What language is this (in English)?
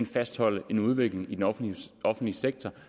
Danish